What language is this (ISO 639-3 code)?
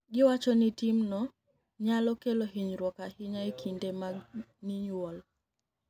luo